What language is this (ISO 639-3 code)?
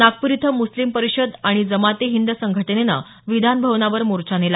mar